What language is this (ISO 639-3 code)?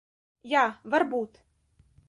lav